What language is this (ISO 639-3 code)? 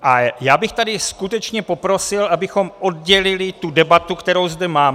ces